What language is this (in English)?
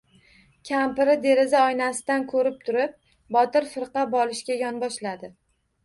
Uzbek